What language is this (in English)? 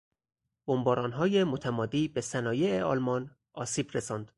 Persian